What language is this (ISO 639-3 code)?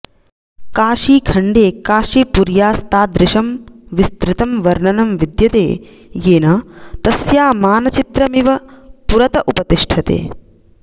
san